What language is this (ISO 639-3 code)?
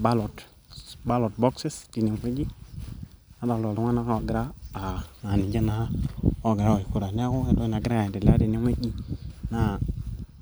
mas